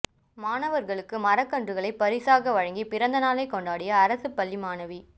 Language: Tamil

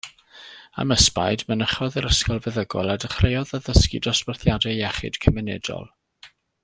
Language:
Welsh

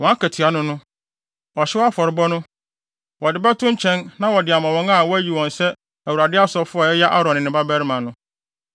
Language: Akan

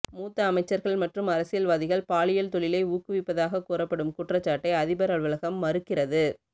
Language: Tamil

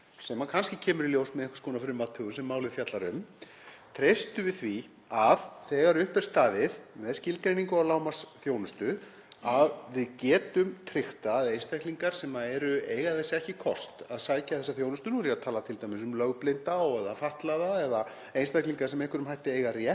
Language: Icelandic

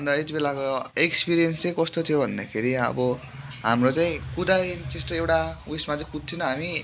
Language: Nepali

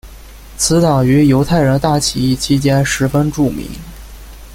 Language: Chinese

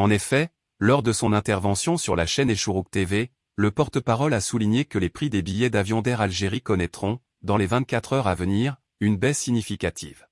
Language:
French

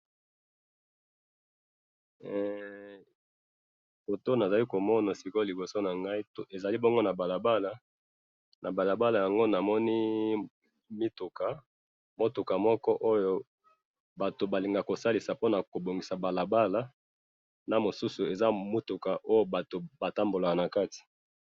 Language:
Lingala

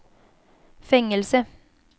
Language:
Swedish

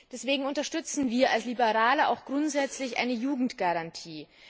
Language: German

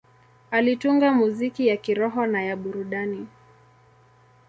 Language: Swahili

